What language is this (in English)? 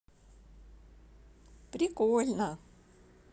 Russian